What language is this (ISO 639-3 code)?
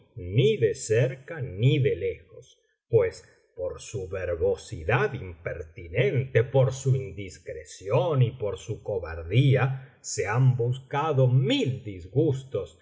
spa